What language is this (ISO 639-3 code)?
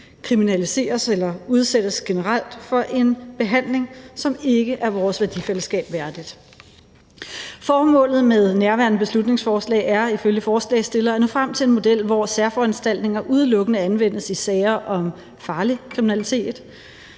dan